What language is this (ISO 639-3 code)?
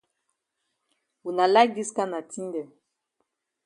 wes